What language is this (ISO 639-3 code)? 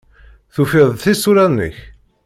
kab